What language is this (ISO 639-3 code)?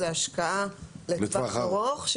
heb